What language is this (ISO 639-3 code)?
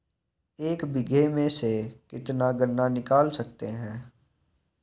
hin